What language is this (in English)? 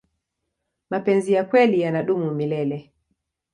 Swahili